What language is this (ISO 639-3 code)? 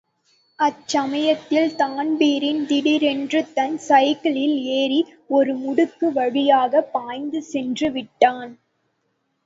tam